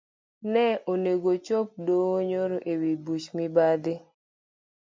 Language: Luo (Kenya and Tanzania)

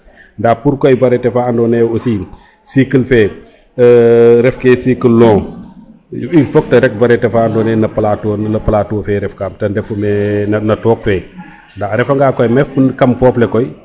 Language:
Serer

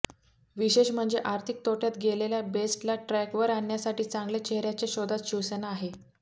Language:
Marathi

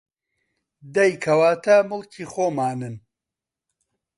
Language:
Central Kurdish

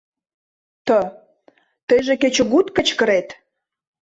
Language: Mari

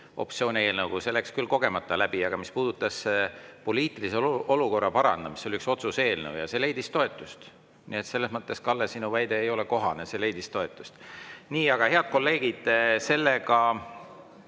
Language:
Estonian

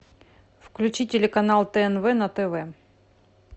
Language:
Russian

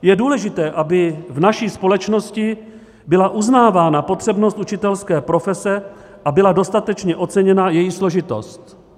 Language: Czech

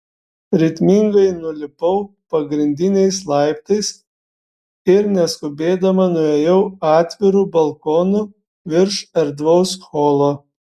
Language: Lithuanian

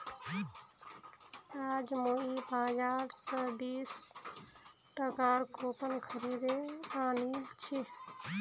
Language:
Magahi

